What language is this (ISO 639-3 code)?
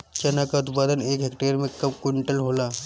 bho